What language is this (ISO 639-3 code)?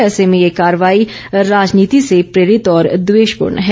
hin